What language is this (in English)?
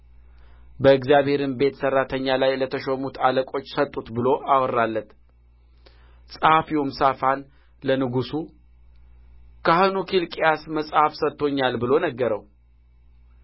Amharic